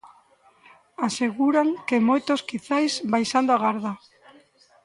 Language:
Galician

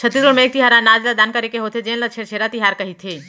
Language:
Chhattisgarhi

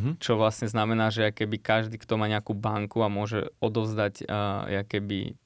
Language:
Slovak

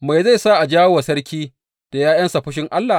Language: Hausa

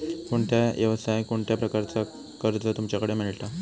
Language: Marathi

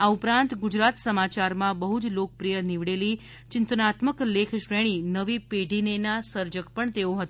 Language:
Gujarati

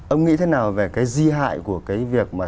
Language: Vietnamese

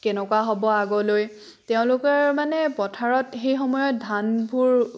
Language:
Assamese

